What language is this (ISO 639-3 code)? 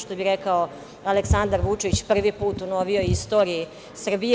srp